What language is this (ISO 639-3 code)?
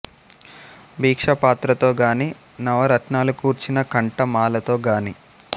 tel